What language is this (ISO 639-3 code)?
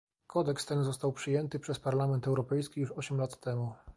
pol